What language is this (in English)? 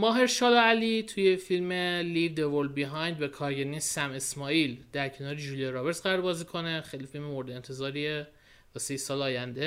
Persian